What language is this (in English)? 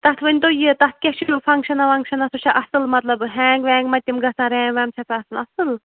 Kashmiri